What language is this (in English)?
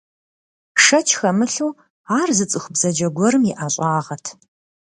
Kabardian